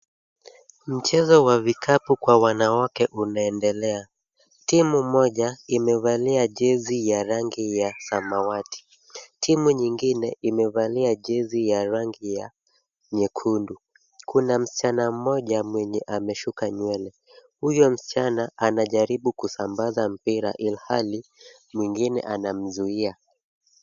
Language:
Swahili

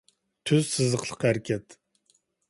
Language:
Uyghur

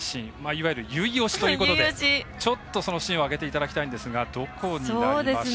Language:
Japanese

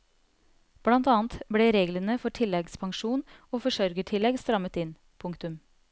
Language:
Norwegian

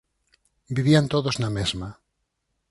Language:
Galician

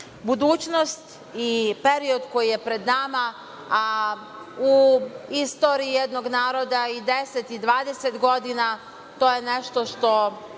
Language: Serbian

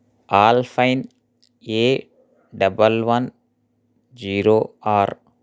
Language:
Telugu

